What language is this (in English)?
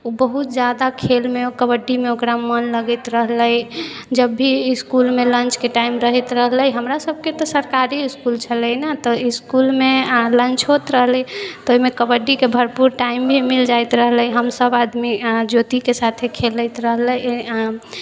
Maithili